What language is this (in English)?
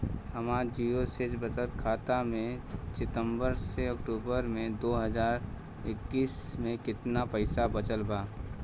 Bhojpuri